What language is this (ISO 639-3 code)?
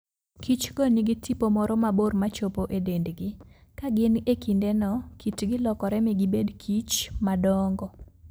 luo